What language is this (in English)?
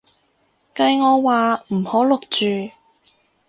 Cantonese